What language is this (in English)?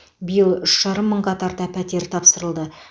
Kazakh